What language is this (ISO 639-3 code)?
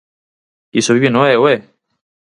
glg